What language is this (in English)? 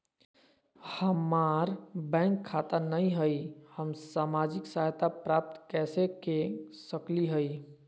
Magahi